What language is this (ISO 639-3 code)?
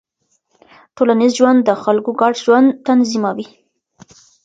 pus